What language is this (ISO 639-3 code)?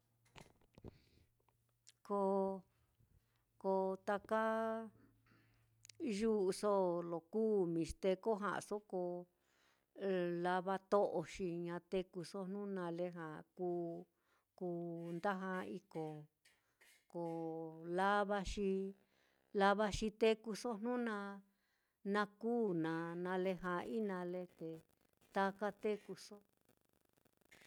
vmm